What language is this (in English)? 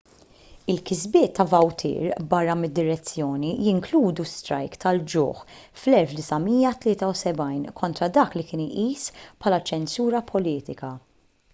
Maltese